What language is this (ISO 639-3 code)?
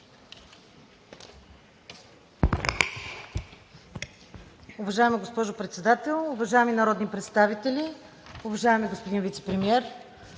bul